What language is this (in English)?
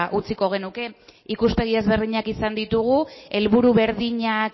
Basque